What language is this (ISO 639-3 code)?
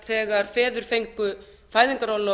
isl